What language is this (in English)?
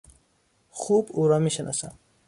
Persian